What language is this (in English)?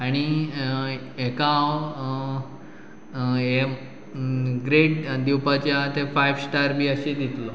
Konkani